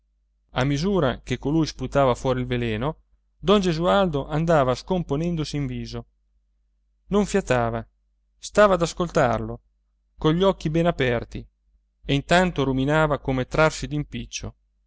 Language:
Italian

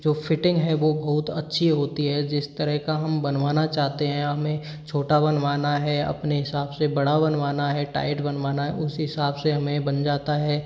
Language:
Hindi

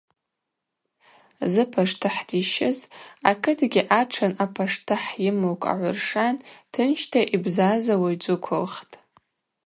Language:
Abaza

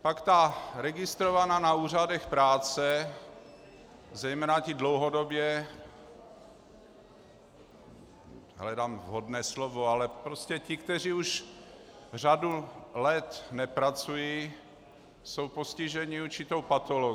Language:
Czech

